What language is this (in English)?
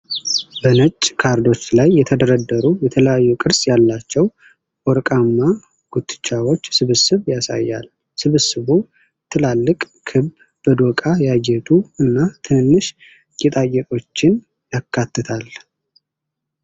Amharic